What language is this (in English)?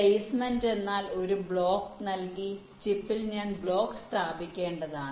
Malayalam